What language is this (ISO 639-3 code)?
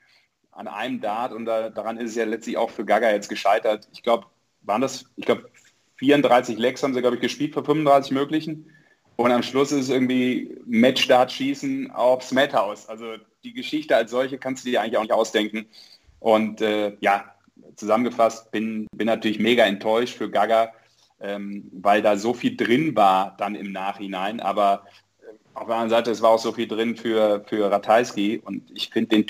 deu